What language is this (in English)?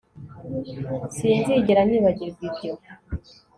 Kinyarwanda